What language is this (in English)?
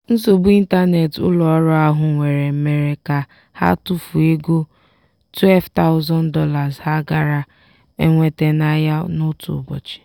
Igbo